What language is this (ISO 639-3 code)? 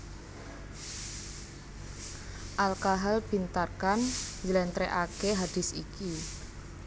jav